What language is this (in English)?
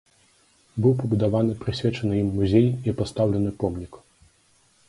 Belarusian